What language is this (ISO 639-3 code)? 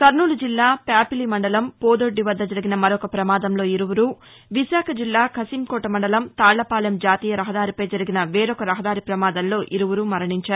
tel